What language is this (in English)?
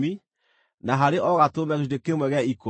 Kikuyu